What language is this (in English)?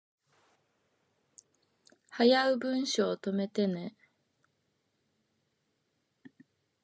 Japanese